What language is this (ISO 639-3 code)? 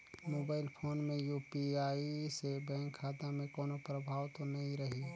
hne